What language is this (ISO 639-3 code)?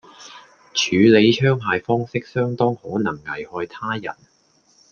yue